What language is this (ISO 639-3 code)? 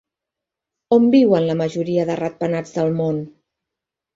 cat